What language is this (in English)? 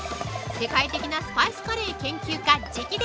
Japanese